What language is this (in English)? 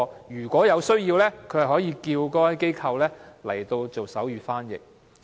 Cantonese